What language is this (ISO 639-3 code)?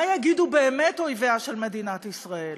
heb